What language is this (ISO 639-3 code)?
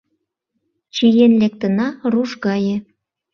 chm